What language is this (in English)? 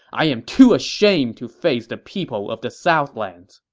English